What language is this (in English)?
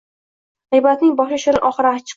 Uzbek